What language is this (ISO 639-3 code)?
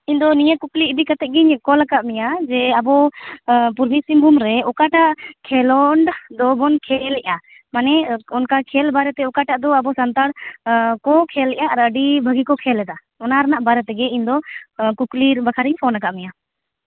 sat